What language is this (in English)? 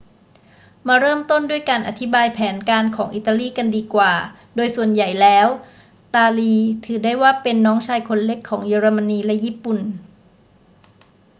Thai